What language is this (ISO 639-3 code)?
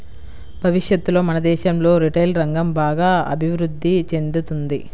tel